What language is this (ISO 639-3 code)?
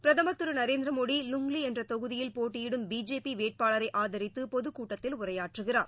tam